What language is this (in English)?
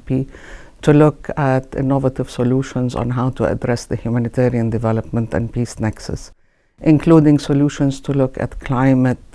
English